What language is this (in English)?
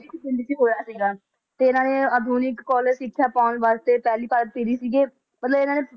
Punjabi